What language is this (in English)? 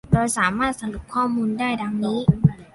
Thai